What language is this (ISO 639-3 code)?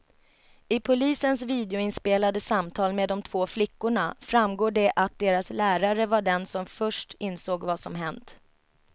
swe